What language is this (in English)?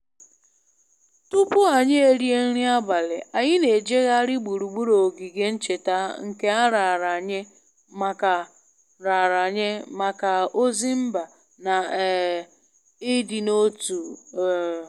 Igbo